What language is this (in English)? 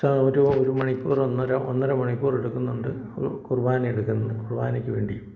Malayalam